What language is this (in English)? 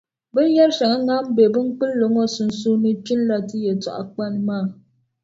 Dagbani